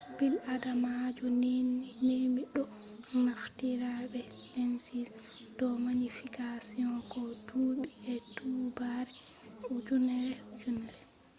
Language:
Fula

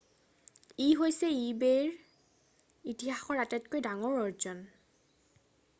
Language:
Assamese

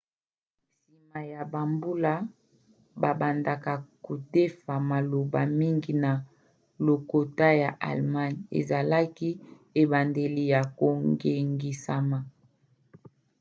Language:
Lingala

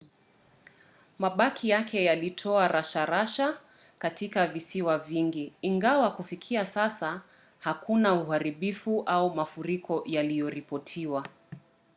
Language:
Swahili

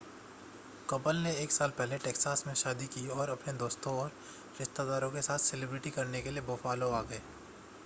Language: Hindi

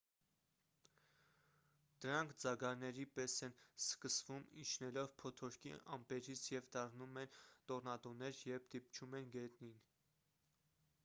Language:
Armenian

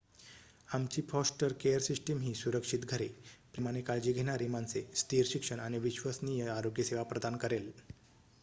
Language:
Marathi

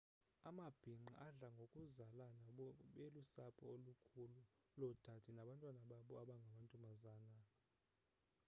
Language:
Xhosa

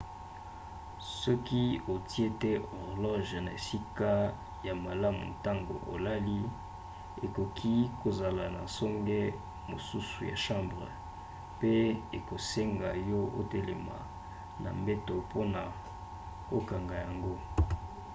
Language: Lingala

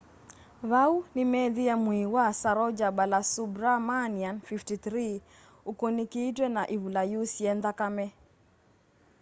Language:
Kamba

